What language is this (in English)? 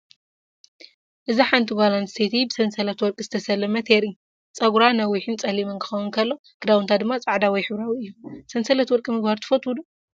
Tigrinya